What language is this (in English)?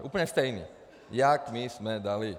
Czech